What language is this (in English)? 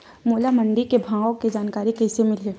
Chhattisgarhi